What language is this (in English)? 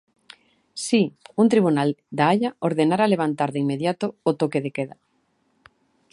Galician